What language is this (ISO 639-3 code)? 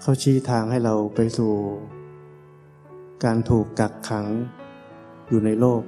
tha